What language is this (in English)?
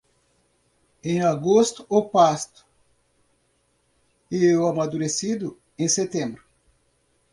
Portuguese